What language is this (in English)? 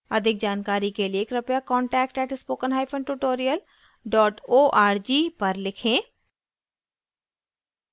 Hindi